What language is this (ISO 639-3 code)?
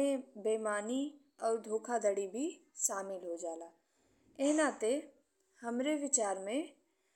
bho